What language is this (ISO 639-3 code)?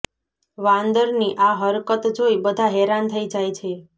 guj